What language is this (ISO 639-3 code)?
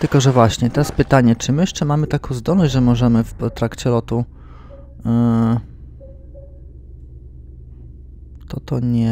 pol